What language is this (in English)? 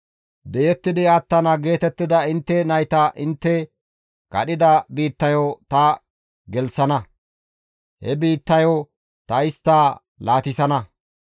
Gamo